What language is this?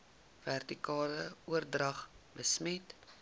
Afrikaans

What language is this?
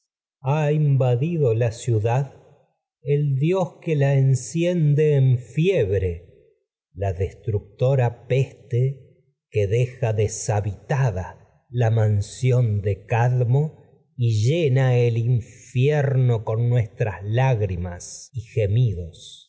Spanish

